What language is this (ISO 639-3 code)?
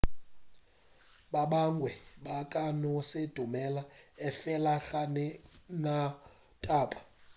nso